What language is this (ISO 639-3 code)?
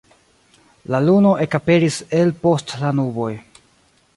epo